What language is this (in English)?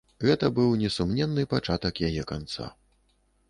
Belarusian